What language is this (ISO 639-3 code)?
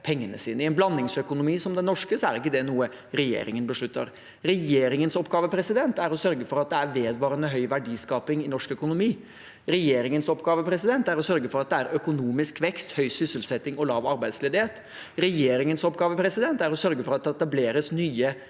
nor